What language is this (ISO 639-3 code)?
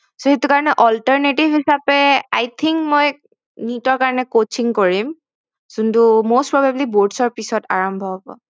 asm